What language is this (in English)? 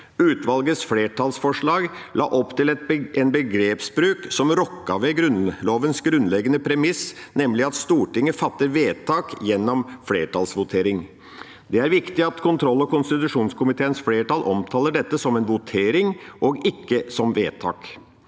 Norwegian